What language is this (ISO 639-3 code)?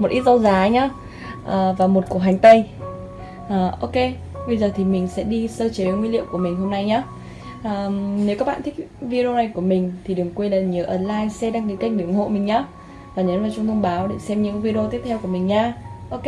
vie